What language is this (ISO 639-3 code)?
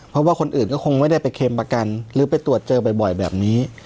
tha